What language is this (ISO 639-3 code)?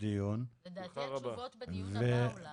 heb